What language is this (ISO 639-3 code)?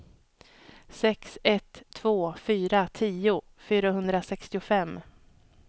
swe